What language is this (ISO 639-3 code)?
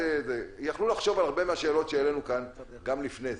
heb